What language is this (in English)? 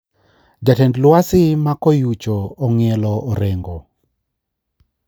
Luo (Kenya and Tanzania)